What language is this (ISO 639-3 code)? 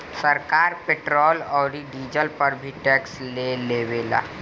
bho